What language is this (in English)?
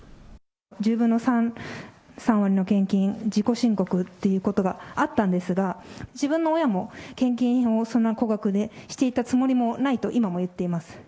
Japanese